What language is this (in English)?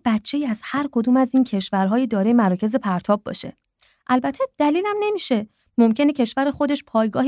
Persian